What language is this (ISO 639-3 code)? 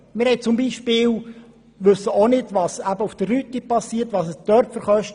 gsw